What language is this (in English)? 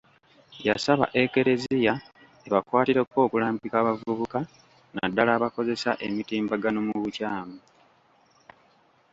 Ganda